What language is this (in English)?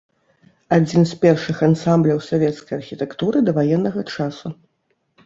Belarusian